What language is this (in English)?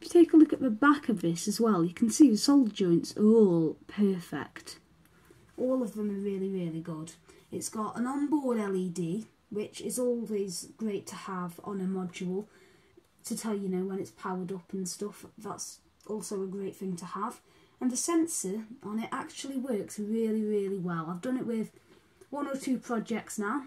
English